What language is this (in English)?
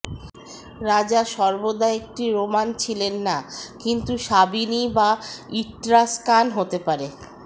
Bangla